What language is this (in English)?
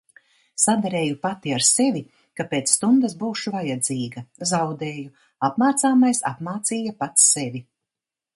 Latvian